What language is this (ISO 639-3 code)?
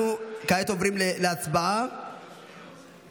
heb